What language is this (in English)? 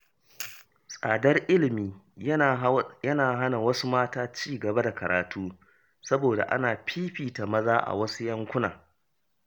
Hausa